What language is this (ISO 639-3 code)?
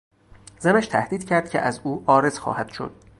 fas